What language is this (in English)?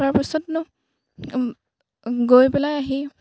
Assamese